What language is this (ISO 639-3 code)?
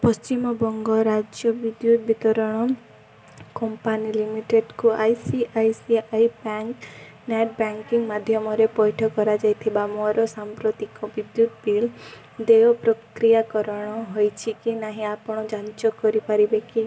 ori